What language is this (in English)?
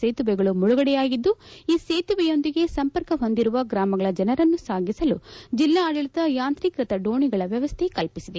Kannada